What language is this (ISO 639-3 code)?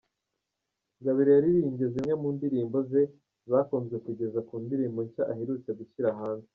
kin